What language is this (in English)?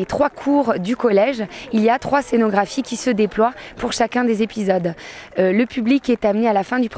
French